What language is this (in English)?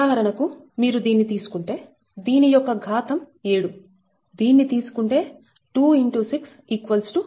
Telugu